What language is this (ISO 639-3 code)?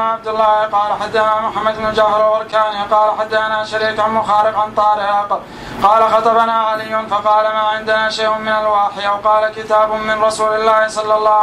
ara